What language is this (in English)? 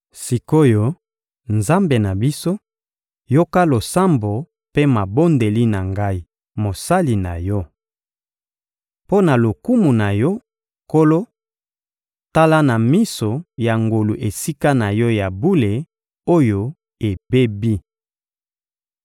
Lingala